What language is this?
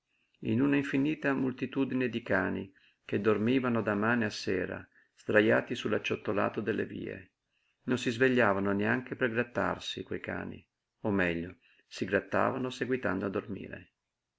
Italian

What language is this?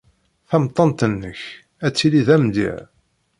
Kabyle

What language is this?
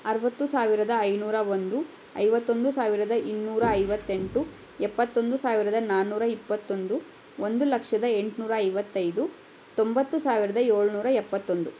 Kannada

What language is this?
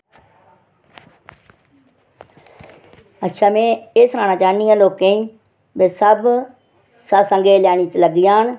Dogri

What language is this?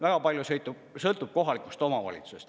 Estonian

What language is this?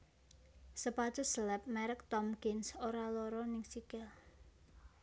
Javanese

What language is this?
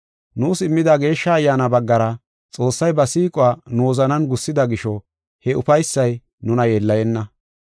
Gofa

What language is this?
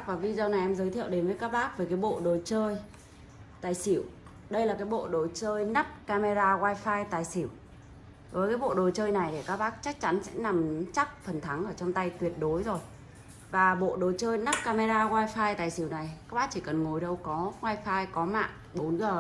Vietnamese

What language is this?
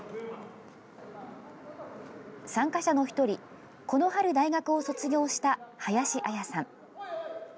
Japanese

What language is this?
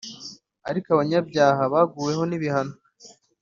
Kinyarwanda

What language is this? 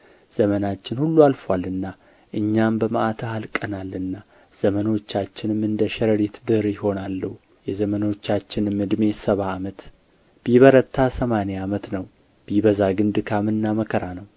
Amharic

